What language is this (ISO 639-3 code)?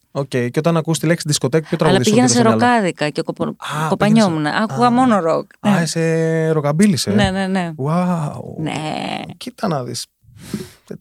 ell